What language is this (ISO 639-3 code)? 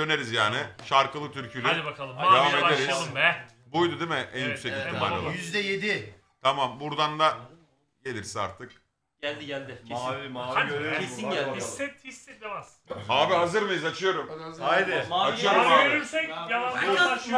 tur